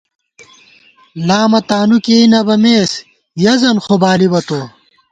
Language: Gawar-Bati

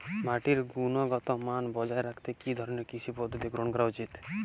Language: Bangla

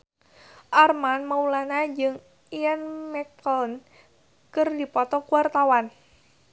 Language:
Sundanese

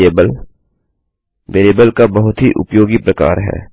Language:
Hindi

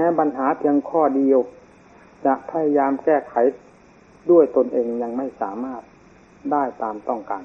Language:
Thai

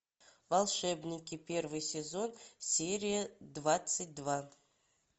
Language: Russian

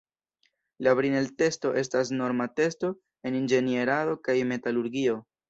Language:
Esperanto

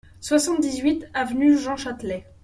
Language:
French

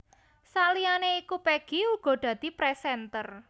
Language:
Javanese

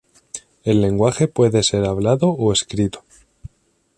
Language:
Spanish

